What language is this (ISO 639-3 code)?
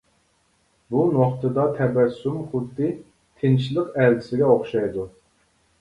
uig